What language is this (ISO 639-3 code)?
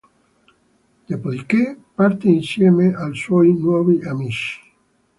ita